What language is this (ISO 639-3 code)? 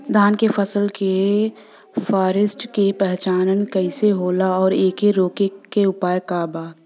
bho